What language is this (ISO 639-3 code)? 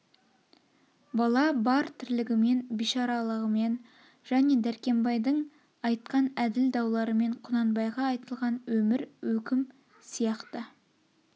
kaz